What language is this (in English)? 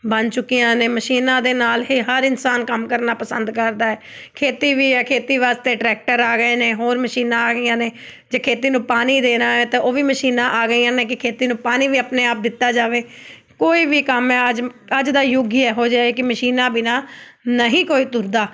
Punjabi